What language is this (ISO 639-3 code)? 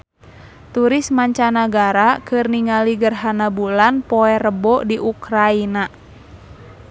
sun